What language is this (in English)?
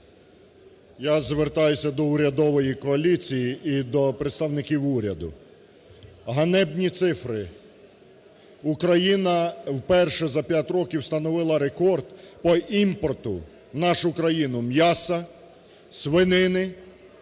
Ukrainian